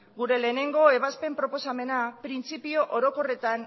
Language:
Basque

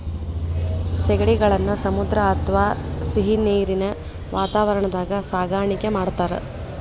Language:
Kannada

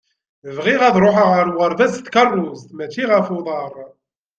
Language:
Kabyle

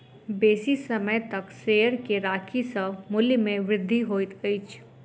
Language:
Maithili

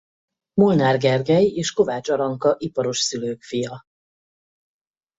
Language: Hungarian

